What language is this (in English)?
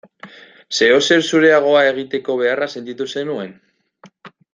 Basque